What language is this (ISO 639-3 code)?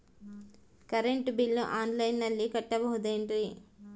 kan